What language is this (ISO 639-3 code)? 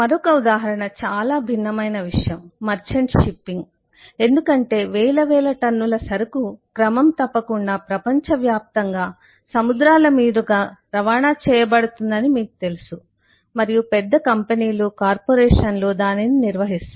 tel